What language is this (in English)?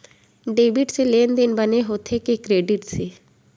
Chhattisgarhi